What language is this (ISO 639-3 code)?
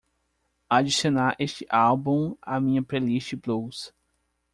por